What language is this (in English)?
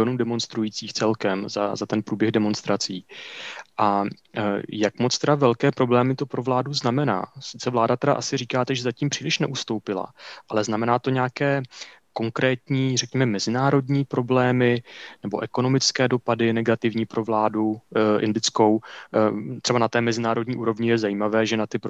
Czech